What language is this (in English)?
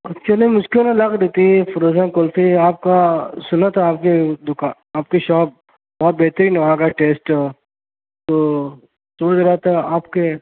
Urdu